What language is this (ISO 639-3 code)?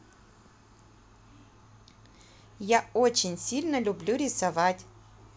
rus